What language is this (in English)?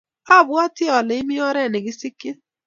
Kalenjin